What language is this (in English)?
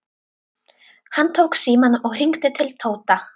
Icelandic